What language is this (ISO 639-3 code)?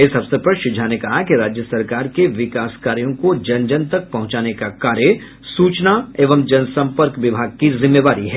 hin